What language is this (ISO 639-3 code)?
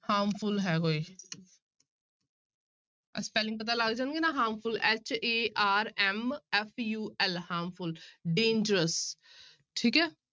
pan